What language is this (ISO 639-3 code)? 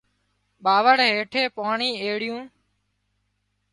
kxp